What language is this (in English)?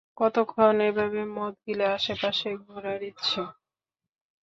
Bangla